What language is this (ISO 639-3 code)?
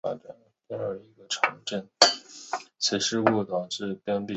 zho